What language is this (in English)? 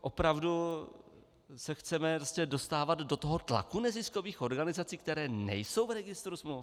Czech